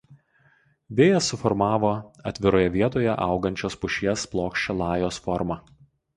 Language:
Lithuanian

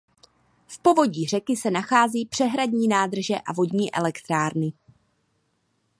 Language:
Czech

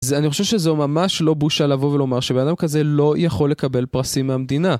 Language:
Hebrew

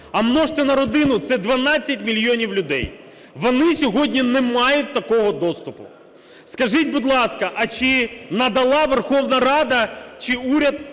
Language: Ukrainian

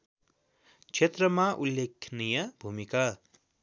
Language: Nepali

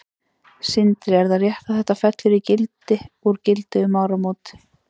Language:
Icelandic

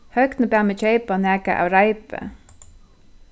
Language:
Faroese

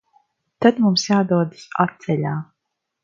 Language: Latvian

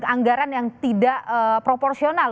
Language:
Indonesian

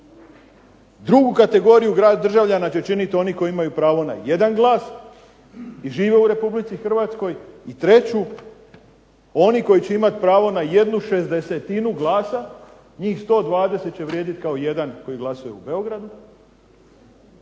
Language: Croatian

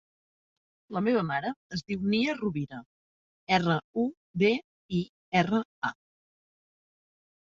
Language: Catalan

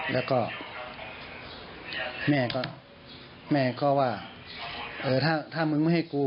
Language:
Thai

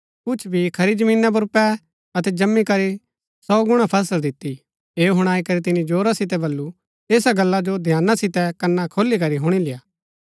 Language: Gaddi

